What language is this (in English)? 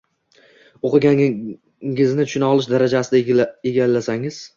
Uzbek